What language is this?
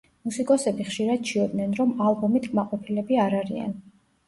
Georgian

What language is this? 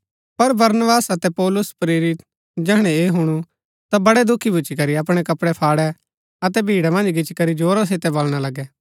Gaddi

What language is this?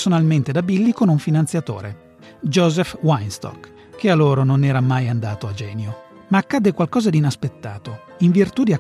Italian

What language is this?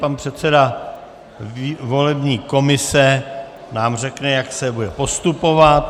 Czech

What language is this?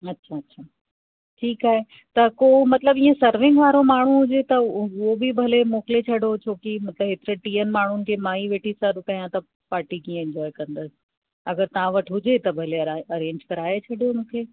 Sindhi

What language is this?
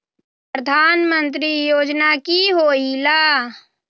Magahi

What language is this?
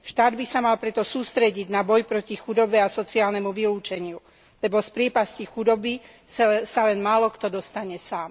Slovak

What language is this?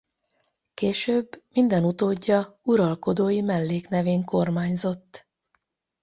Hungarian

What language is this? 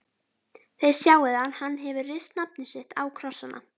Icelandic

